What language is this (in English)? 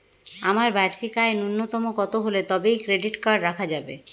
Bangla